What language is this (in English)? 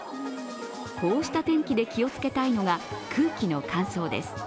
Japanese